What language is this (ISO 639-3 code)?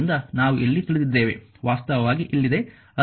kan